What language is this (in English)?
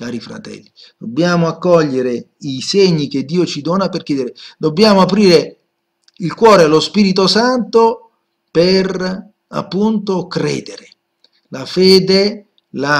Italian